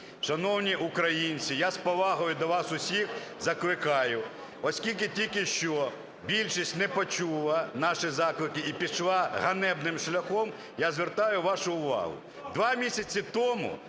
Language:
Ukrainian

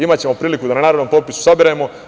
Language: Serbian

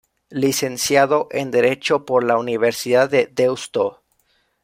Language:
Spanish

